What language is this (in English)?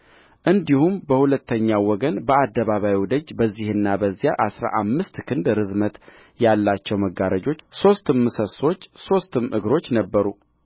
Amharic